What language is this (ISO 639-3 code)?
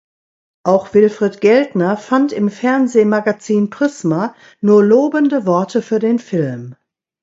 deu